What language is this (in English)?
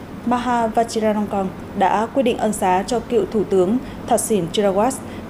Vietnamese